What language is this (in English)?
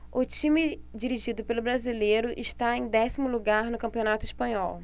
Portuguese